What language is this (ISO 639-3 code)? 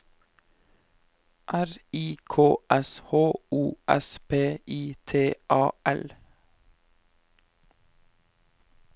nor